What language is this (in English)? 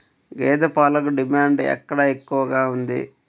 Telugu